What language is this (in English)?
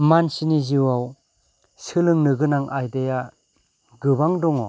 Bodo